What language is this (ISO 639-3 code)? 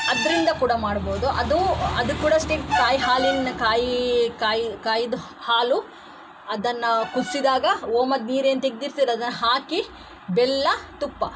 kan